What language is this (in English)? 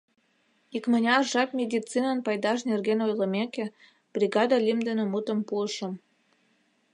Mari